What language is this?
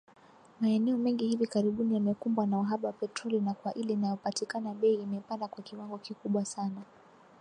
Swahili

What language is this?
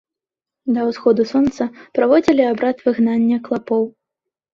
Belarusian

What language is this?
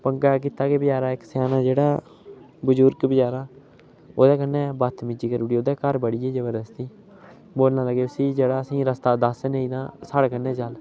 Dogri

